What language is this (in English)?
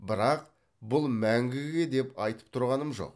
Kazakh